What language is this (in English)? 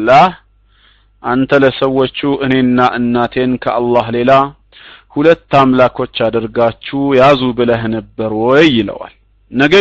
Arabic